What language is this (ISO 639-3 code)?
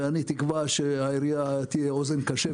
heb